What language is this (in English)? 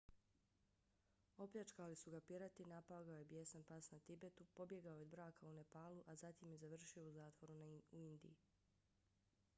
Bosnian